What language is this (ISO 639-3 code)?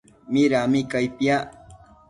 mcf